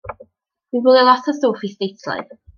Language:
Welsh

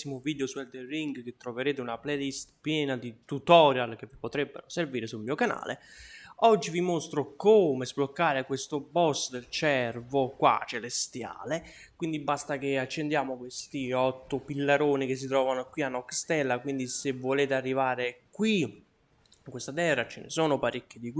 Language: Italian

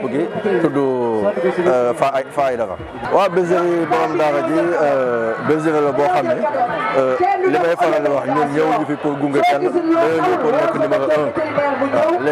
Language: Arabic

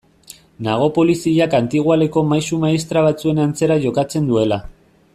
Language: Basque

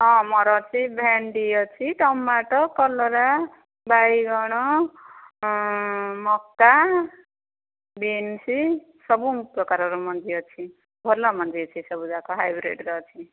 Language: Odia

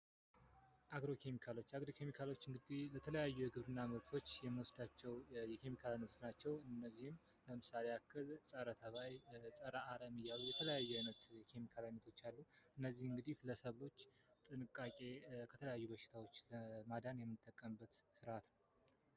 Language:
Amharic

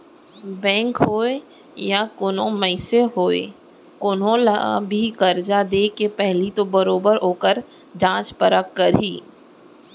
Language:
Chhattisgarhi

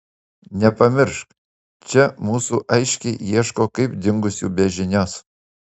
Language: Lithuanian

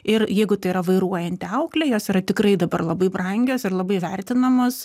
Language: Lithuanian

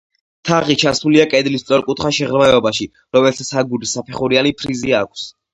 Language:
Georgian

